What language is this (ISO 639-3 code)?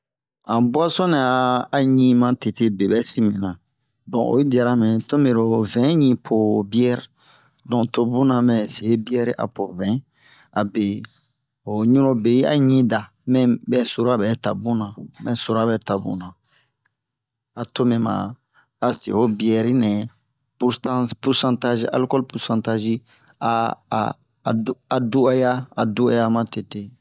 bmq